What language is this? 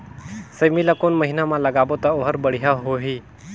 Chhattisgarhi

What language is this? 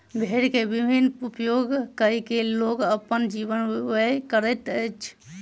Maithili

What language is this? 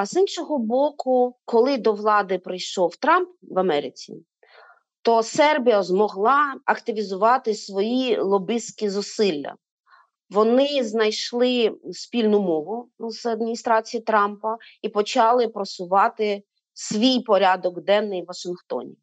Ukrainian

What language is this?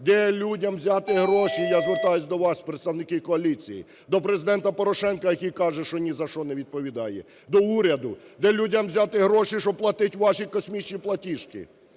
Ukrainian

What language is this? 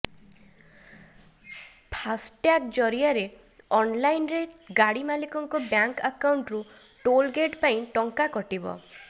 Odia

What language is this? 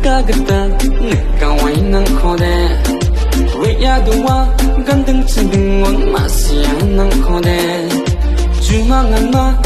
Hindi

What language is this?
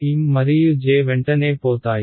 Telugu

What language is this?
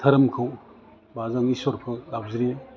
Bodo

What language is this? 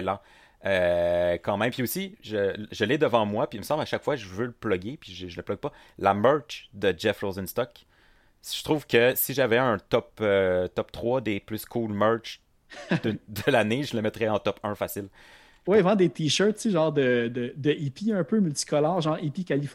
French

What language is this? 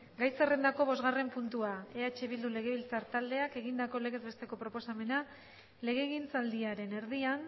Basque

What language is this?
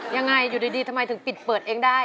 Thai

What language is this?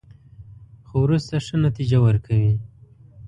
Pashto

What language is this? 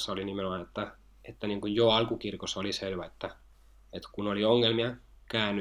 Finnish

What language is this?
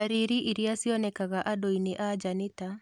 Kikuyu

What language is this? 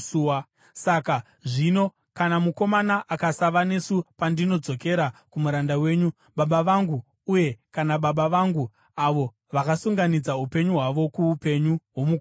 Shona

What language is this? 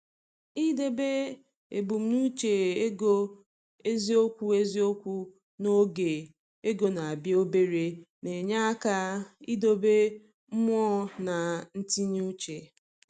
Igbo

